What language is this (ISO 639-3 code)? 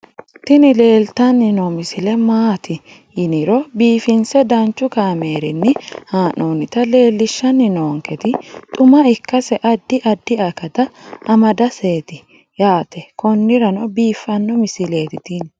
sid